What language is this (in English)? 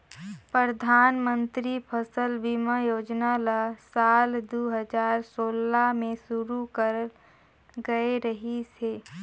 Chhattisgarhi